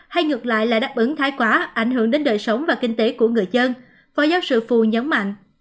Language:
Vietnamese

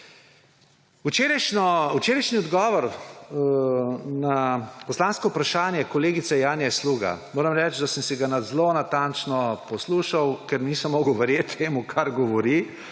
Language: Slovenian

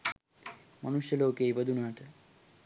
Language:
Sinhala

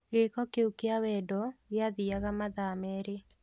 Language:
Kikuyu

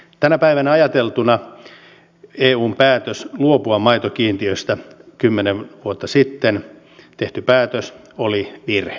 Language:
Finnish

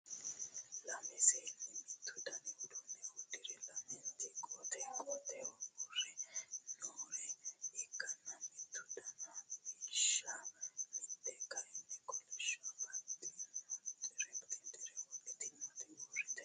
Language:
Sidamo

